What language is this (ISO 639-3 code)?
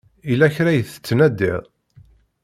kab